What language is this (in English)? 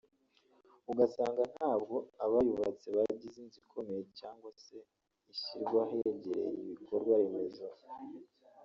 Kinyarwanda